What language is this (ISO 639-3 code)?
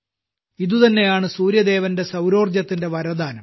mal